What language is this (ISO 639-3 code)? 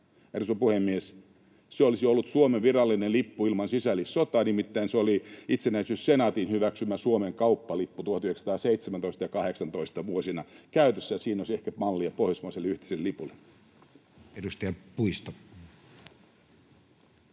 fin